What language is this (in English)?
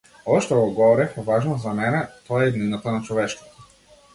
Macedonian